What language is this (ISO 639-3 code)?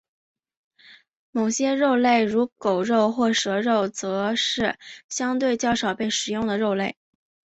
zho